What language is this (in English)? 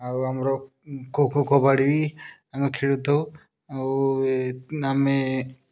Odia